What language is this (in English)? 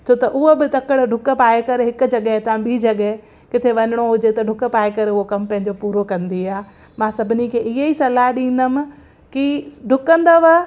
Sindhi